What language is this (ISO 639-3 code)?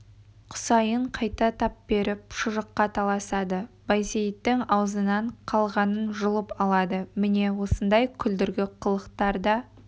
kaz